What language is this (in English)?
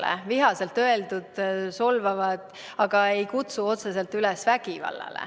Estonian